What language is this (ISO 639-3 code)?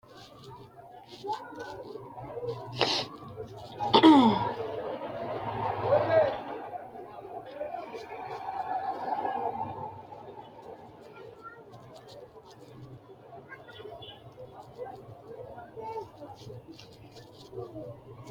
sid